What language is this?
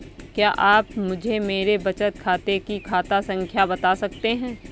Hindi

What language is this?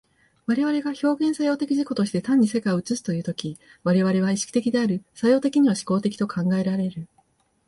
Japanese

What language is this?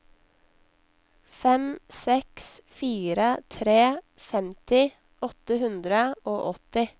Norwegian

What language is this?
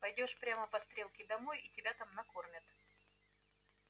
Russian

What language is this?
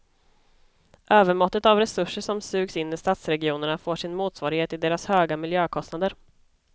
Swedish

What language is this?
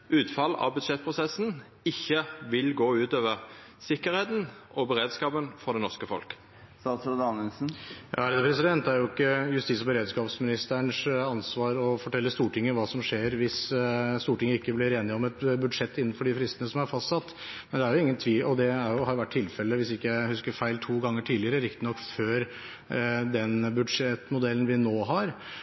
Norwegian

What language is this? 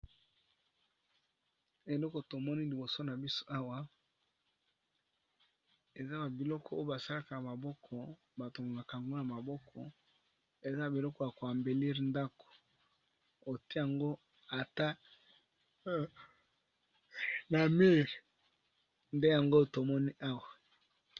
Lingala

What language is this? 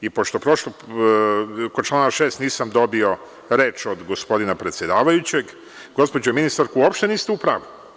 Serbian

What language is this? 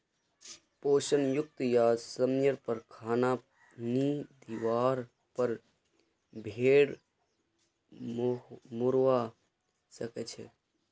Magahi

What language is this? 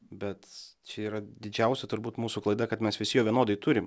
Lithuanian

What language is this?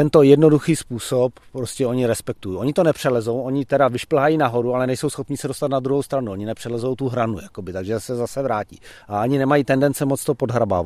Czech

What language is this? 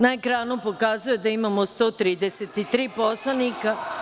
Serbian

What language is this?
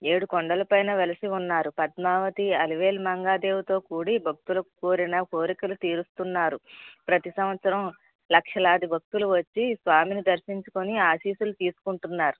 Telugu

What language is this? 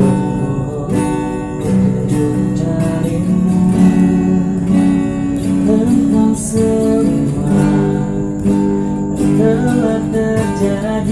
Turkish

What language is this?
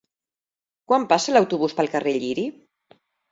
Catalan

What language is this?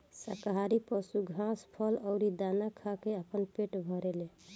Bhojpuri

